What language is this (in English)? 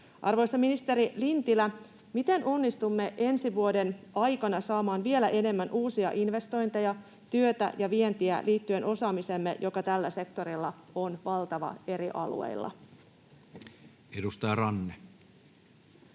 Finnish